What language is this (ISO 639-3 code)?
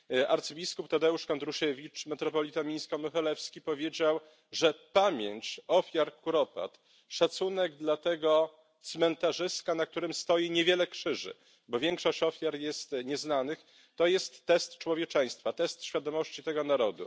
pol